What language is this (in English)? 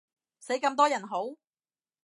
Cantonese